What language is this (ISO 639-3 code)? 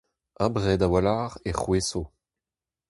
bre